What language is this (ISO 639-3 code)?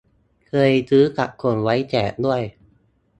tha